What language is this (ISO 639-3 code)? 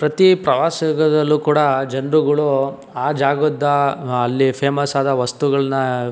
kan